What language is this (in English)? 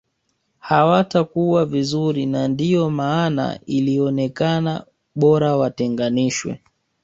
Swahili